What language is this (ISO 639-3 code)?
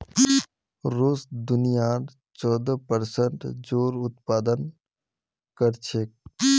mag